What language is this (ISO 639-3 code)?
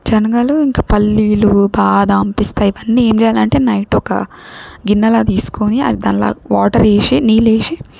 tel